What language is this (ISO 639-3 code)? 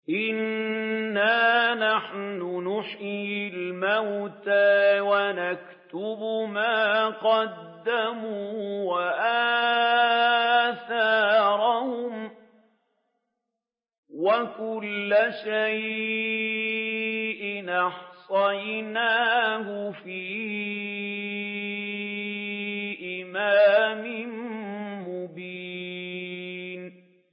ara